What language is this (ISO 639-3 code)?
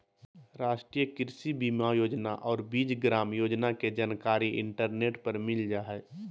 mag